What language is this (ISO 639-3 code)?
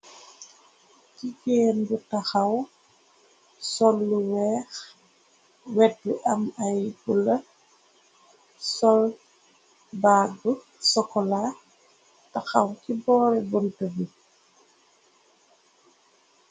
wol